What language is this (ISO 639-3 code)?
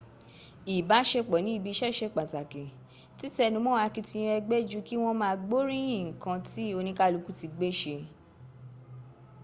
yor